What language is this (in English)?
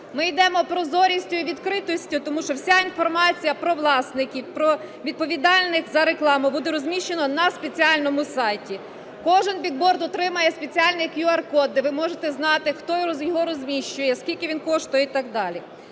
Ukrainian